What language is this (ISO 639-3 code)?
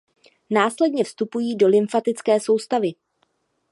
ces